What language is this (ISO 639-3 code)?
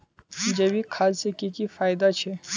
mag